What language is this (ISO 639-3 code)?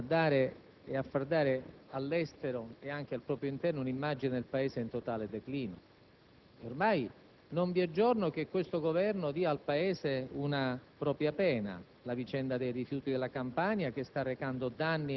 ita